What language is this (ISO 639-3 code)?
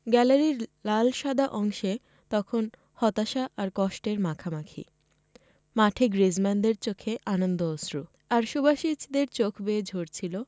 ben